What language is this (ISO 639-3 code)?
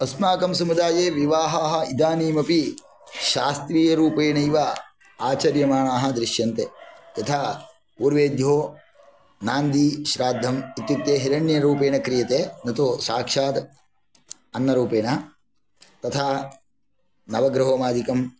san